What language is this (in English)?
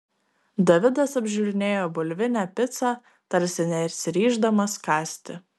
Lithuanian